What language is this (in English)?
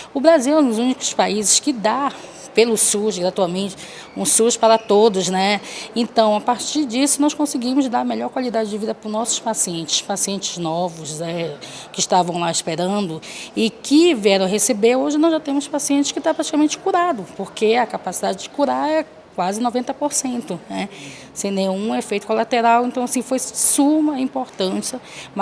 Portuguese